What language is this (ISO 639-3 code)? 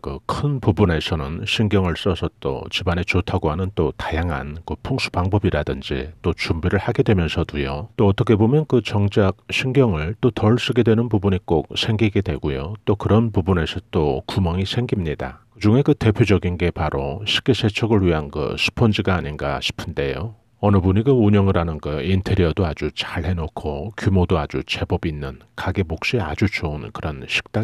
kor